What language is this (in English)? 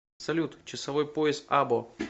Russian